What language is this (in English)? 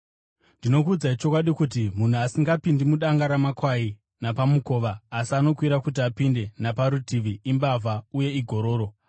Shona